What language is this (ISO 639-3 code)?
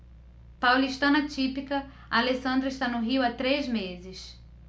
por